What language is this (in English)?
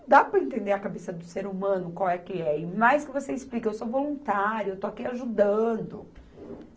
Portuguese